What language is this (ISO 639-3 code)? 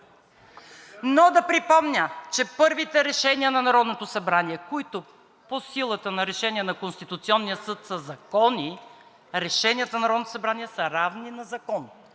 bul